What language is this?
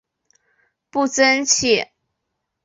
Chinese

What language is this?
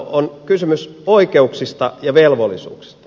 Finnish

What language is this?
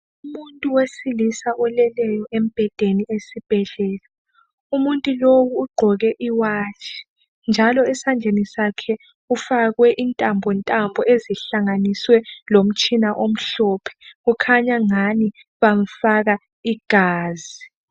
North Ndebele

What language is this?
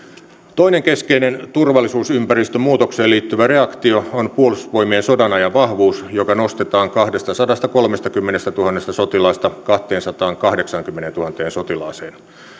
Finnish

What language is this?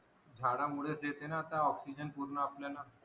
Marathi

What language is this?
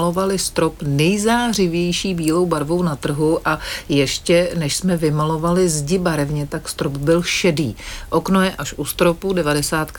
Czech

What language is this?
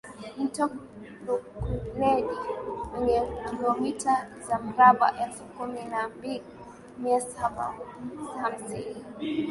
Swahili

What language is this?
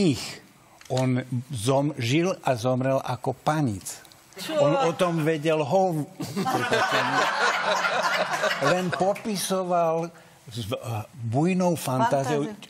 Slovak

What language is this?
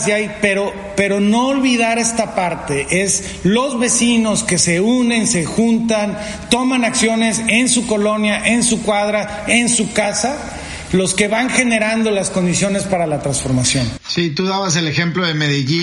Spanish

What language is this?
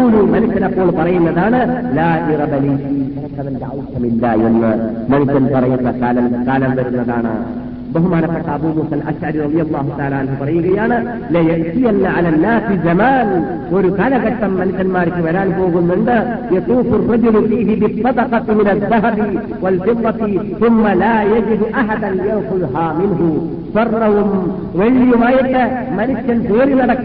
Malayalam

